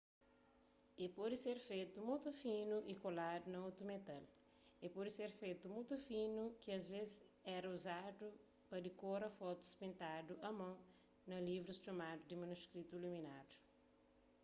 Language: Kabuverdianu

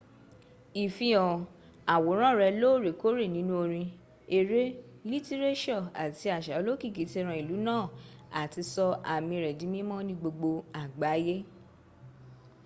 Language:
Yoruba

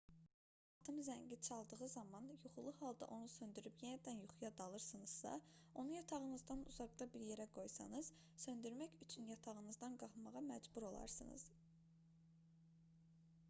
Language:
Azerbaijani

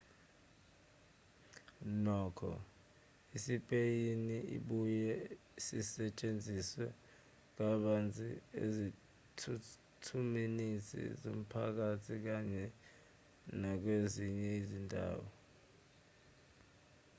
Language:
Zulu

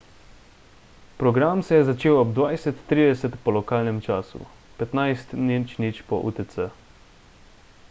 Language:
Slovenian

